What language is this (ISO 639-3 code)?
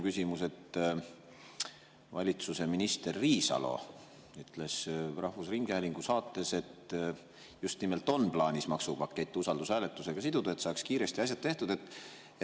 est